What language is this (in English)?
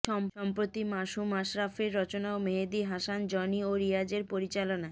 Bangla